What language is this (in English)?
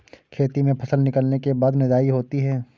Hindi